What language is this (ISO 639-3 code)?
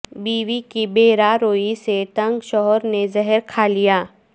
urd